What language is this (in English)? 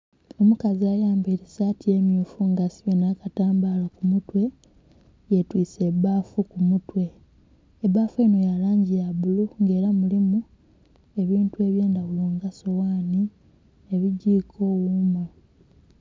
Soga